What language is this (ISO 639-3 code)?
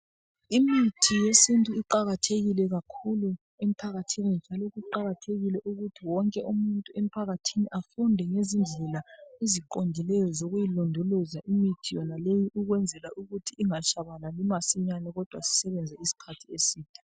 nde